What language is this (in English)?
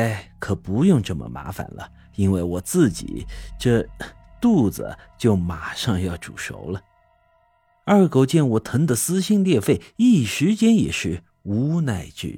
Chinese